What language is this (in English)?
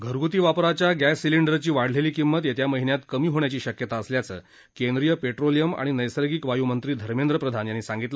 Marathi